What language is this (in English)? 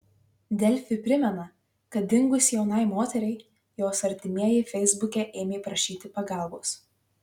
Lithuanian